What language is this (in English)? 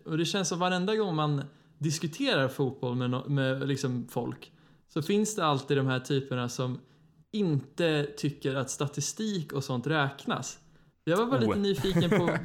Swedish